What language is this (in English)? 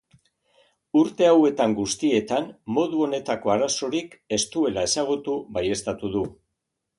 Basque